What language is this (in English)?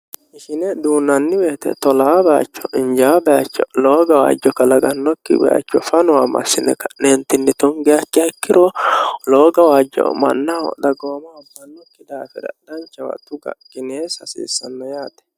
Sidamo